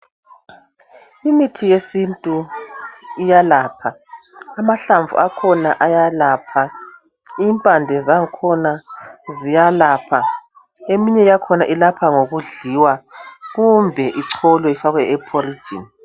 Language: North Ndebele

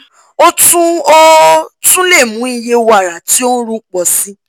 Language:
Yoruba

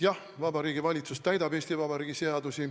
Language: Estonian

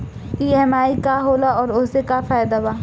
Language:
Bhojpuri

